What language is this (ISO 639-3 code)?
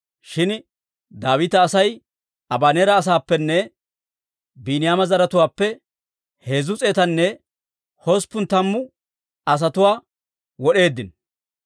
dwr